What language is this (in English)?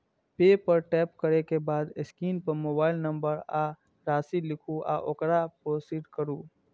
Maithili